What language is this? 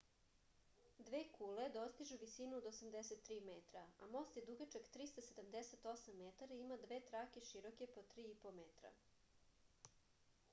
Serbian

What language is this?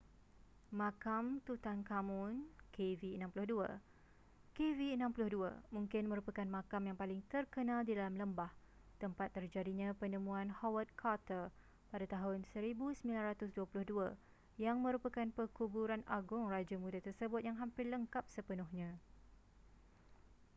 Malay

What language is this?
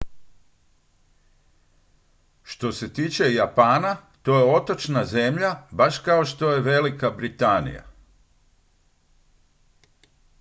Croatian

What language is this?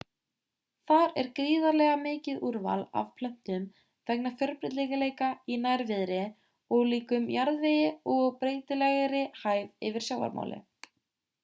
Icelandic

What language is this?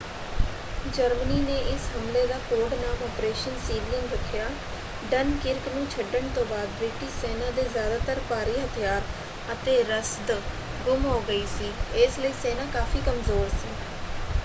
Punjabi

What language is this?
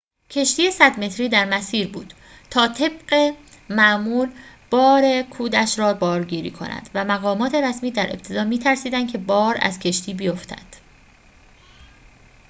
Persian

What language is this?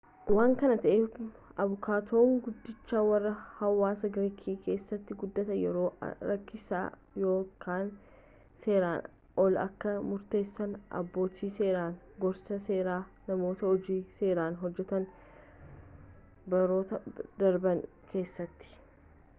Oromo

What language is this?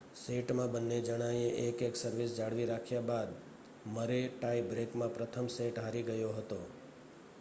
Gujarati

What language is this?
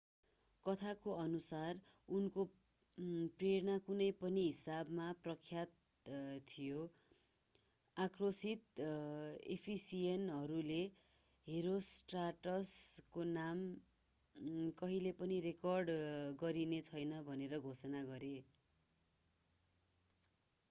Nepali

